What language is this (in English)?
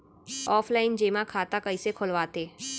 Chhattisgarhi